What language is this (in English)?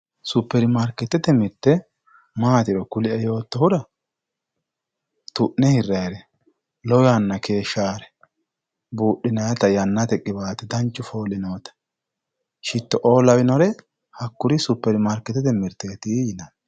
Sidamo